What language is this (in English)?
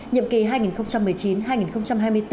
Vietnamese